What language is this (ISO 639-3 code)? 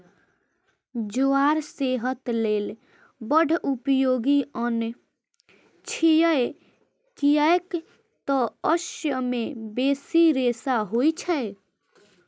mai